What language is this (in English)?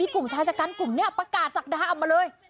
Thai